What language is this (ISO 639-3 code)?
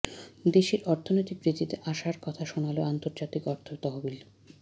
ben